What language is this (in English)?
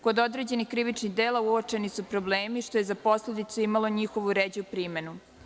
Serbian